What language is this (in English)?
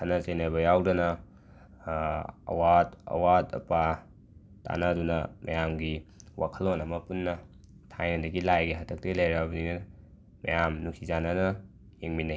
Manipuri